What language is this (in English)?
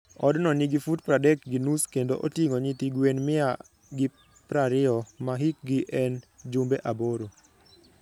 Luo (Kenya and Tanzania)